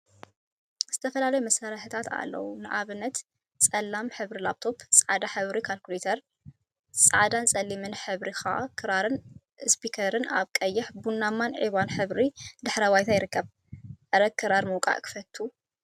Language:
Tigrinya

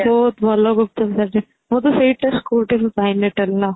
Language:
Odia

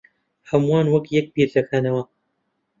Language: Central Kurdish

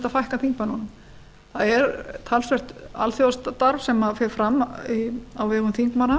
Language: Icelandic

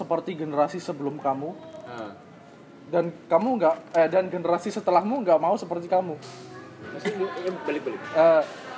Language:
Indonesian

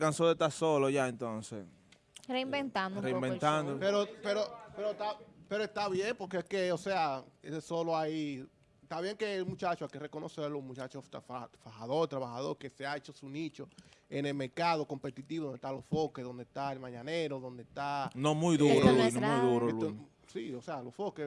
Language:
Spanish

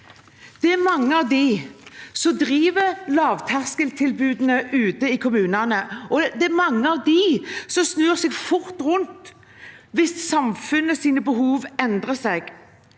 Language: Norwegian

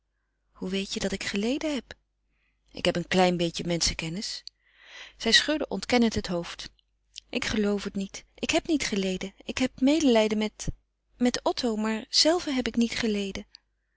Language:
Dutch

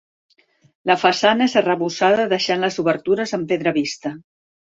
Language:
Catalan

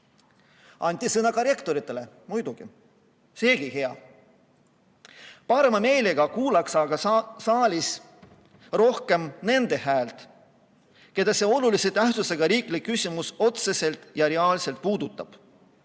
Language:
Estonian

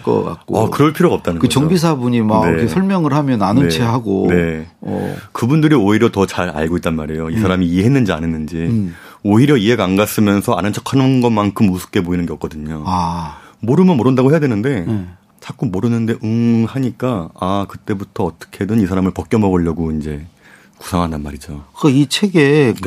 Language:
Korean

